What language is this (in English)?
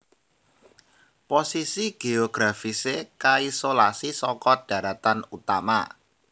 Javanese